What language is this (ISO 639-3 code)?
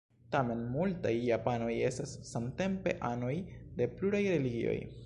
epo